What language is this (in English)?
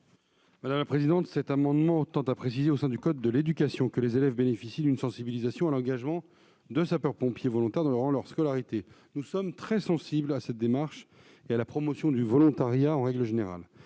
French